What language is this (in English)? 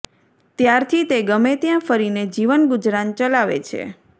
Gujarati